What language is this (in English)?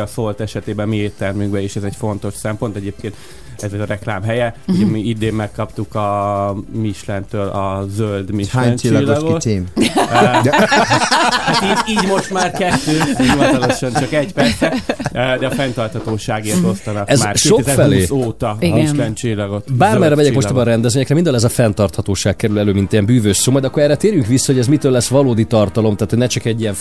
Hungarian